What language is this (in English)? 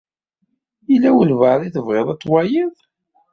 Kabyle